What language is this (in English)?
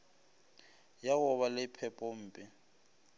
Northern Sotho